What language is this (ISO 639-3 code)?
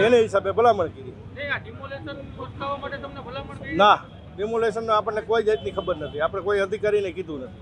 guj